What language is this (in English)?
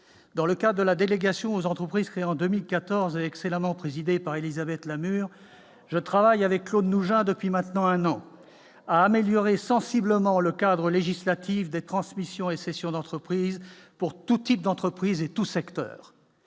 French